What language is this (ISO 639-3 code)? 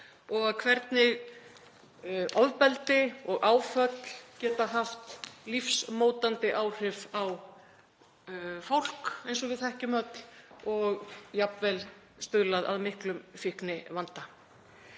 isl